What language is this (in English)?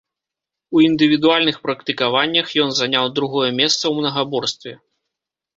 Belarusian